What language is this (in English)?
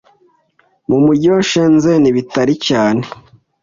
Kinyarwanda